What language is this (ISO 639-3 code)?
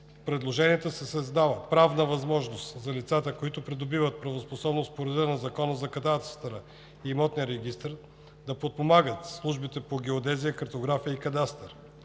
bul